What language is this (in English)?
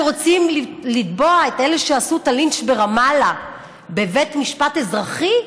Hebrew